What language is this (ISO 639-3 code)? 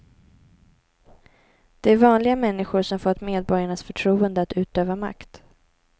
swe